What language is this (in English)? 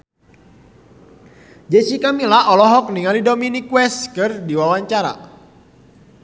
Sundanese